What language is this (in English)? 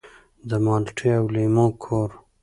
Pashto